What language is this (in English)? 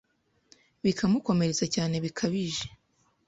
Kinyarwanda